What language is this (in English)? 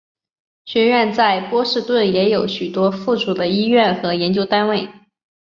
Chinese